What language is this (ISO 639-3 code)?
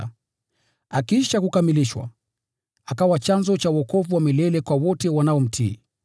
swa